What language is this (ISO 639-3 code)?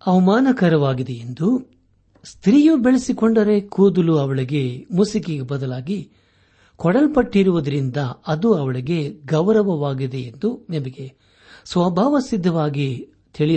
kan